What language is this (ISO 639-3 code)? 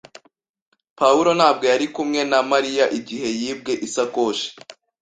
kin